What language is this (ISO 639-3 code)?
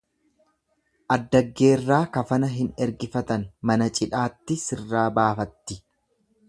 orm